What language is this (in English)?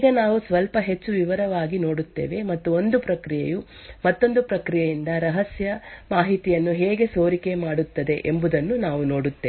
Kannada